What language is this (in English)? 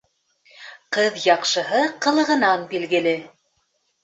Bashkir